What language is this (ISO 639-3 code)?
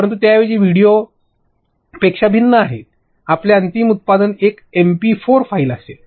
mar